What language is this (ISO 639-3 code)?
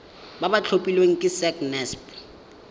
tsn